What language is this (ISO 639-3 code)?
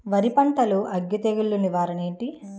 tel